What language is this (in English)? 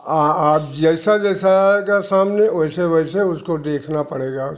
Hindi